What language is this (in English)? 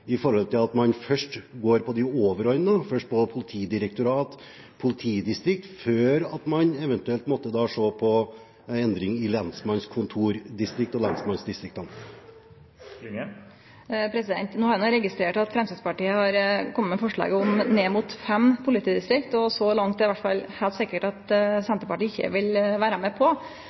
Norwegian